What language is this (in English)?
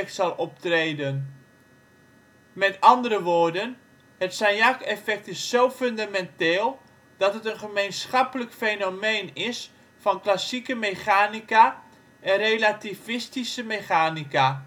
Dutch